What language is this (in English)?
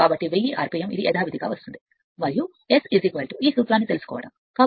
Telugu